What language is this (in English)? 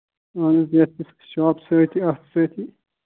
Kashmiri